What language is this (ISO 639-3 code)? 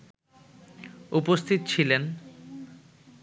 ben